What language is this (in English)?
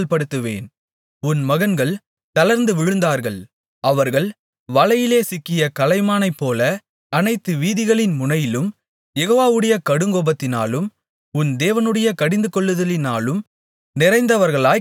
Tamil